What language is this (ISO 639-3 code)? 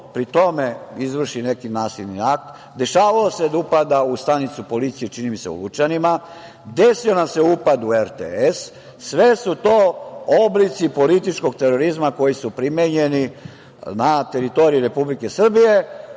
srp